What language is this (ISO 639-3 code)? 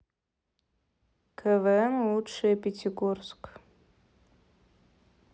rus